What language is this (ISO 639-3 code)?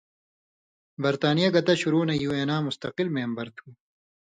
mvy